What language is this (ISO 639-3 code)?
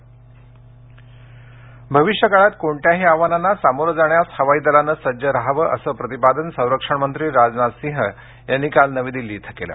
mar